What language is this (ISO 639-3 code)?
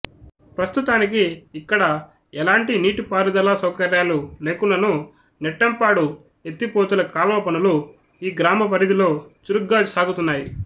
tel